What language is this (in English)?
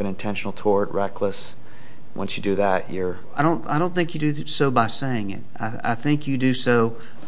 English